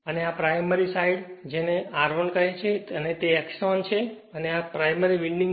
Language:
Gujarati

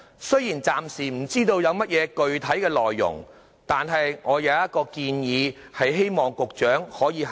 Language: Cantonese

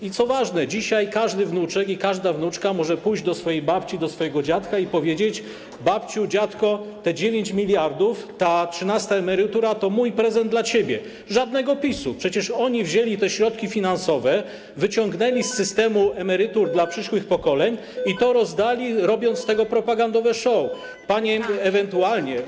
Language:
Polish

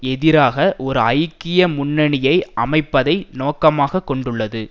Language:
Tamil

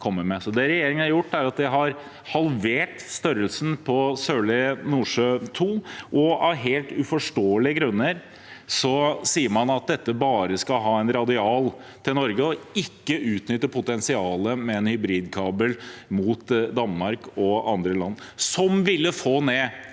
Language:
Norwegian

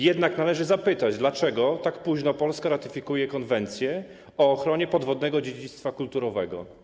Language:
Polish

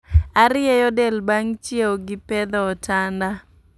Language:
Luo (Kenya and Tanzania)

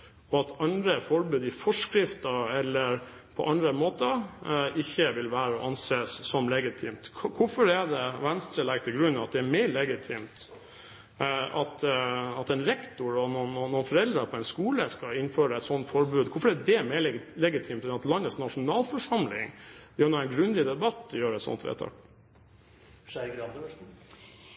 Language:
Norwegian Bokmål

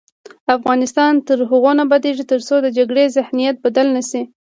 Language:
Pashto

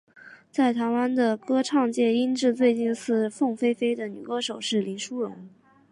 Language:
Chinese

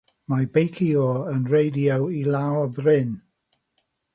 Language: Welsh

